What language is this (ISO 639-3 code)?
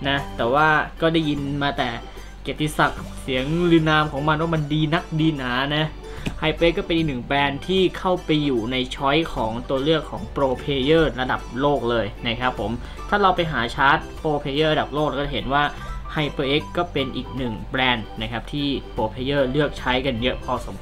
tha